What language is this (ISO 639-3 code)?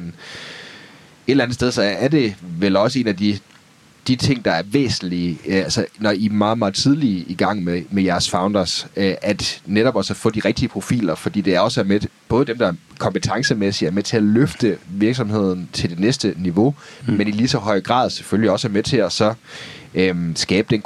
dan